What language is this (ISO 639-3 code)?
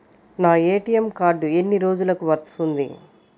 tel